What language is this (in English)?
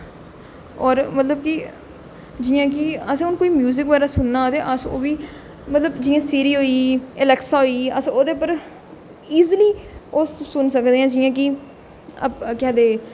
Dogri